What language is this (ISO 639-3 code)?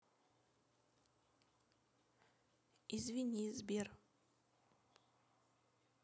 rus